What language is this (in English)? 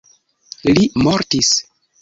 Esperanto